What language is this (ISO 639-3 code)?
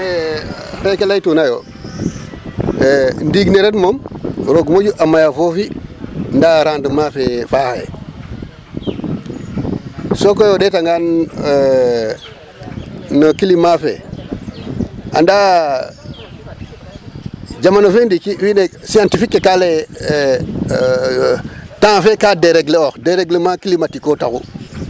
srr